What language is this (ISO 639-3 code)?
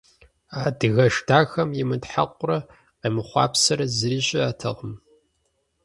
kbd